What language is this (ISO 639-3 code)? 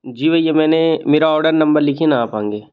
hin